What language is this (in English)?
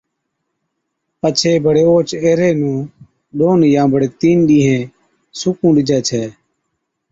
Od